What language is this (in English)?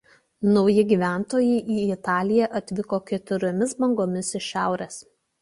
Lithuanian